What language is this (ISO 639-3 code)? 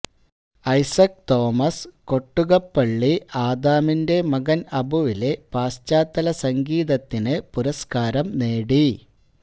mal